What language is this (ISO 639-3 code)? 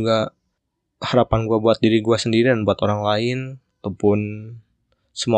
ind